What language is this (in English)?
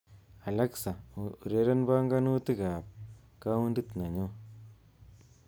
Kalenjin